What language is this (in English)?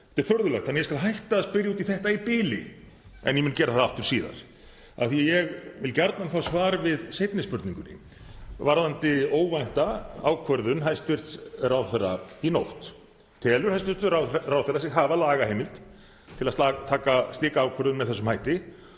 Icelandic